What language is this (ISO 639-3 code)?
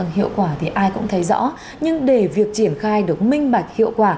vie